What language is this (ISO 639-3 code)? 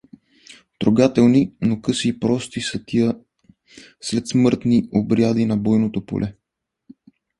bul